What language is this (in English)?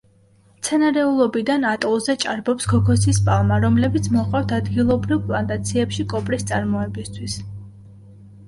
Georgian